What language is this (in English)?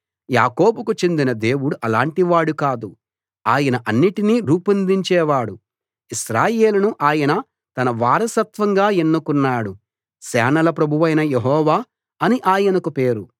Telugu